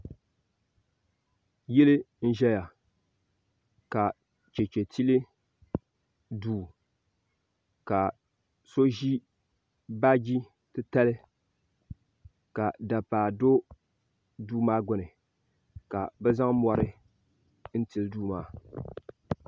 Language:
Dagbani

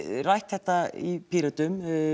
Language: Icelandic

